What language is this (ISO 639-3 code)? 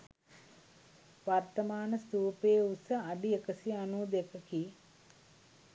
sin